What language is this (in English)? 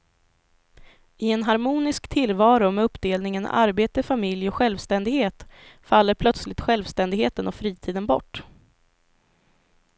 Swedish